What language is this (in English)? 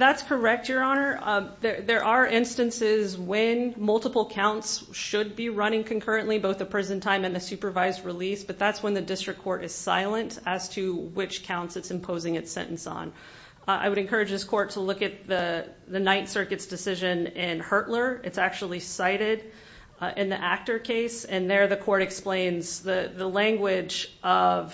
English